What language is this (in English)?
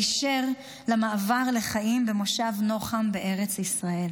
Hebrew